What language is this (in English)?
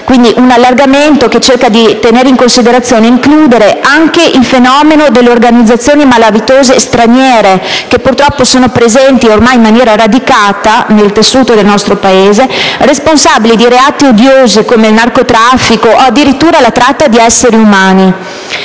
Italian